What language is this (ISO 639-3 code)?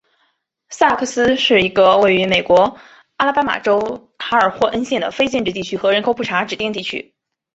zho